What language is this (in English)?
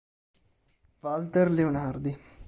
Italian